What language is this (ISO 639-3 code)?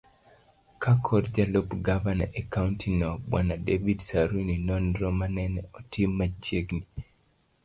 luo